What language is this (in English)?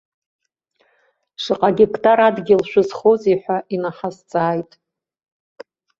Abkhazian